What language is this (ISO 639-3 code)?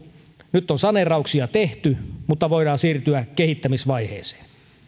fin